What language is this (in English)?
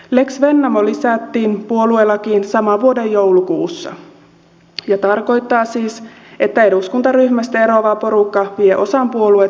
Finnish